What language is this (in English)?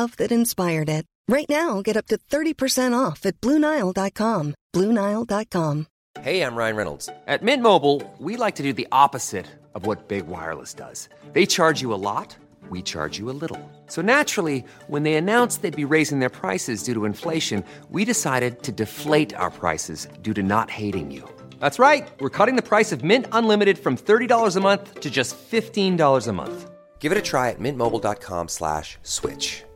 Swedish